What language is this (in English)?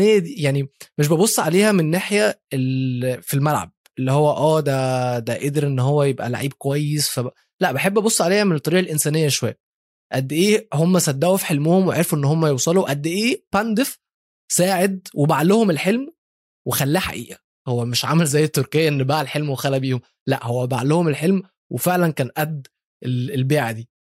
Arabic